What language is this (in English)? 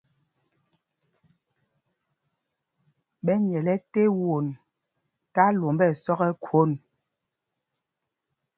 Mpumpong